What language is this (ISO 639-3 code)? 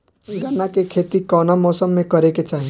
bho